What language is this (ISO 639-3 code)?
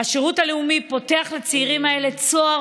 heb